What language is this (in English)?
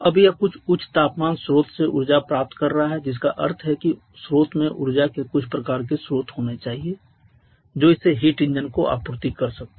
Hindi